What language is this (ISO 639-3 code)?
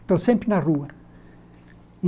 por